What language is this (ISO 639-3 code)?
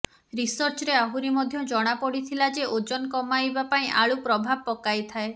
ori